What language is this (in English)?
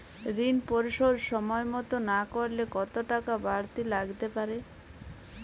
Bangla